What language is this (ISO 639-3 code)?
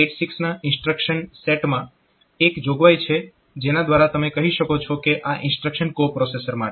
guj